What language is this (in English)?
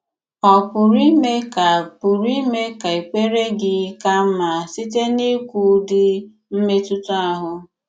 Igbo